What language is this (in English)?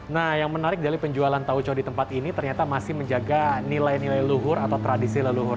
Indonesian